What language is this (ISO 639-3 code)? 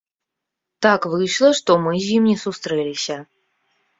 bel